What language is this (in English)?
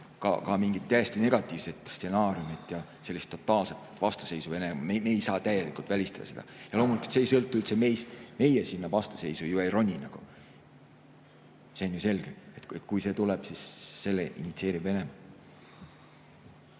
Estonian